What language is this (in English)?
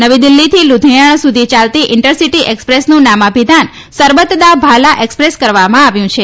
Gujarati